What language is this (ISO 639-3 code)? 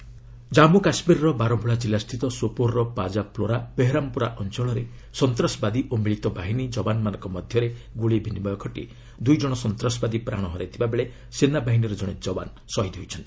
ori